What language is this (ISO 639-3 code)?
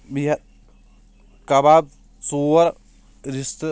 kas